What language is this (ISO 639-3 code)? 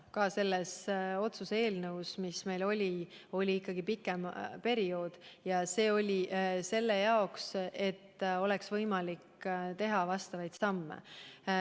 est